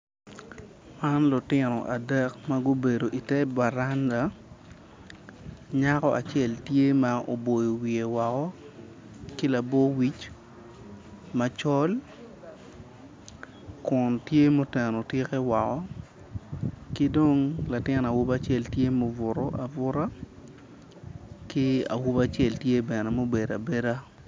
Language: Acoli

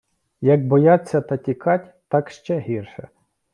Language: Ukrainian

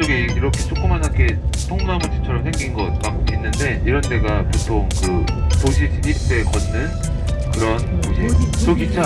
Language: Korean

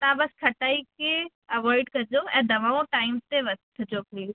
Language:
Sindhi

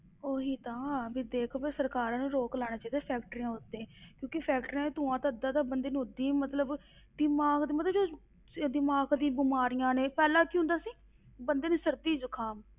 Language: Punjabi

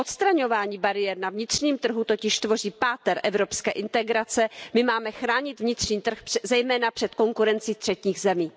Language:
Czech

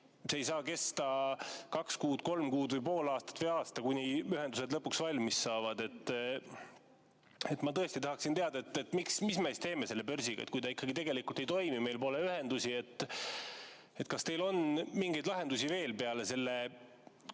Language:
Estonian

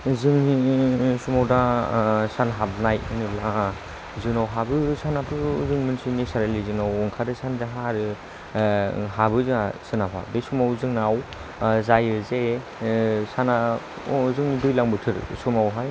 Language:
Bodo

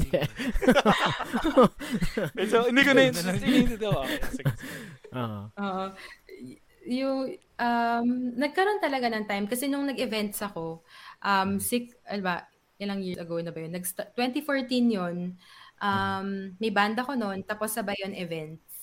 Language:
Filipino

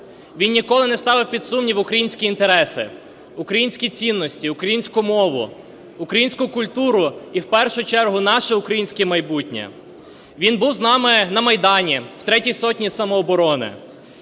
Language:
Ukrainian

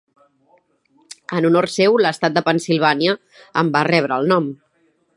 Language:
Catalan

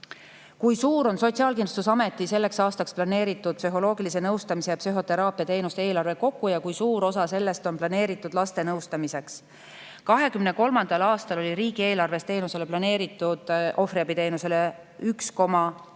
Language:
Estonian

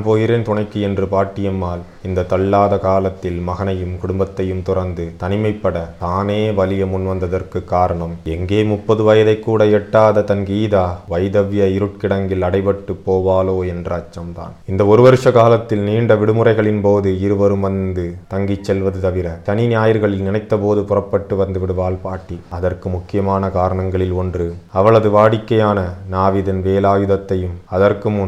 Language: Tamil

